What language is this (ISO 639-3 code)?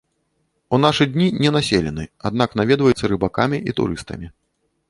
bel